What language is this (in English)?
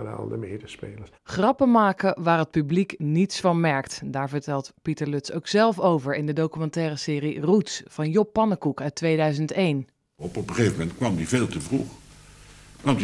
Dutch